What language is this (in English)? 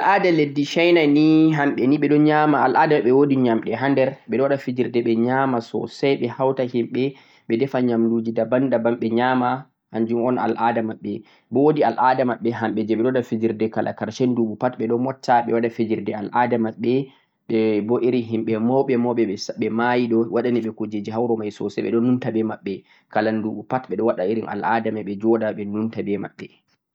Central-Eastern Niger Fulfulde